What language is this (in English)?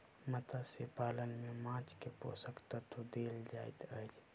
Maithili